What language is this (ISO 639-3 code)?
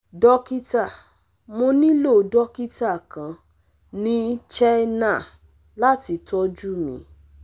yor